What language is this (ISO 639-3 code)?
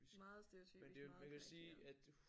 dan